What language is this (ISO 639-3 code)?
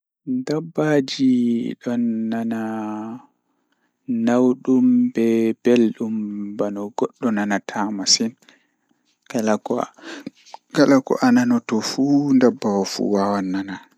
ful